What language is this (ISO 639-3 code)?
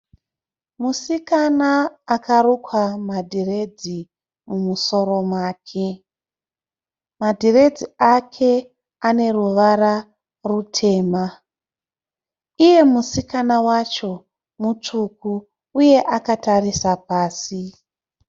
sna